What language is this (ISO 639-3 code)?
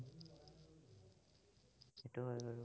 asm